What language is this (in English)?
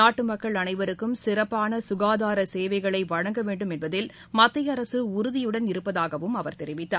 Tamil